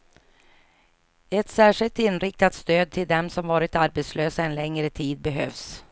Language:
Swedish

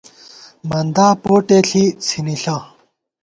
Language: Gawar-Bati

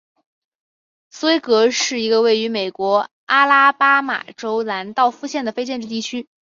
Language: Chinese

